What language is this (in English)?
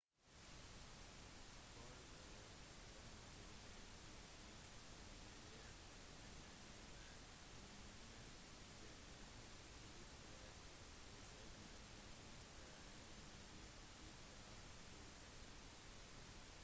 Norwegian Bokmål